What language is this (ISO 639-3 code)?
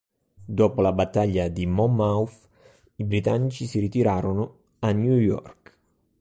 ita